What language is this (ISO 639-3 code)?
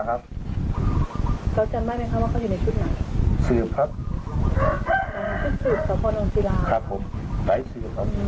tha